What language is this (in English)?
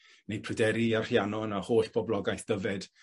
Welsh